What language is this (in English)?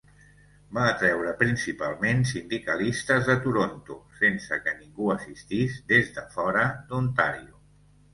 Catalan